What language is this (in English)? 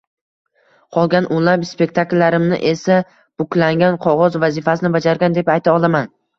Uzbek